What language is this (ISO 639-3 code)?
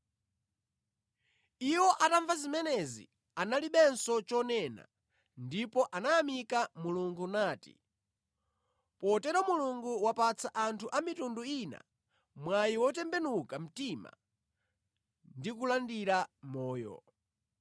nya